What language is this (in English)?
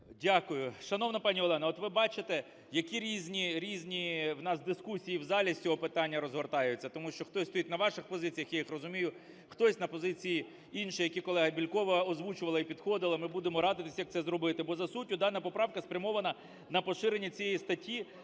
Ukrainian